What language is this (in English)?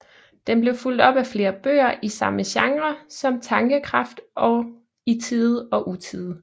Danish